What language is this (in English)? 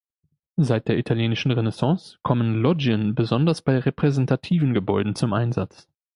German